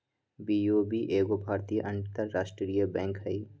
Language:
Magahi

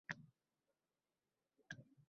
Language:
Uzbek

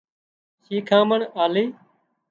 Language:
Wadiyara Koli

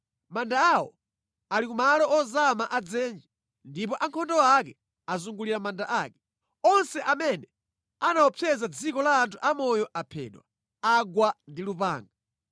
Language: Nyanja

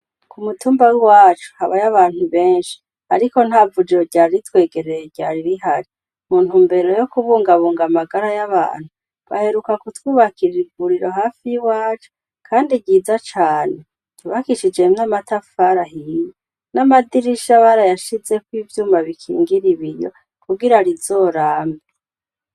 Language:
Rundi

